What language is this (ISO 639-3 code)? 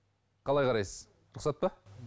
kaz